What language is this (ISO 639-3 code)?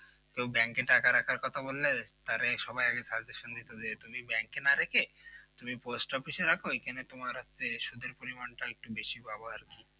ben